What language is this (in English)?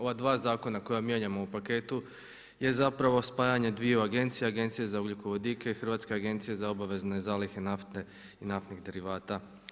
Croatian